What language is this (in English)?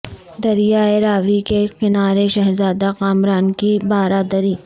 Urdu